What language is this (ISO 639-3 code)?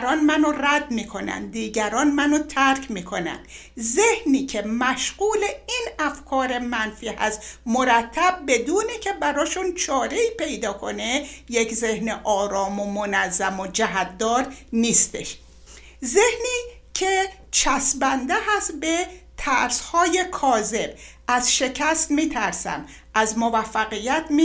fas